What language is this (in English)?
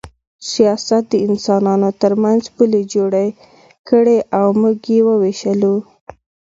Pashto